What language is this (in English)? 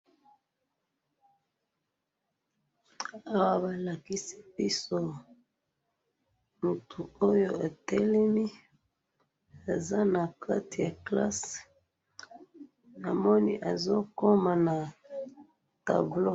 Lingala